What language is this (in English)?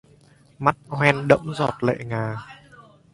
Vietnamese